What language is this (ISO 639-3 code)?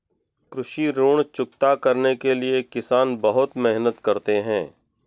hin